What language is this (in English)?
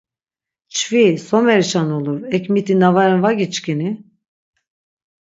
Laz